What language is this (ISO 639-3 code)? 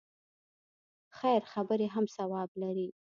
pus